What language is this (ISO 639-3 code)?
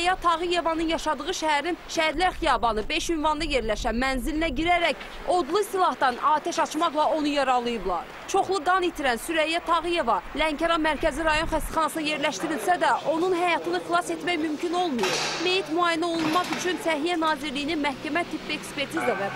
tur